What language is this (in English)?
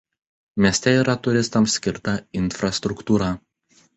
Lithuanian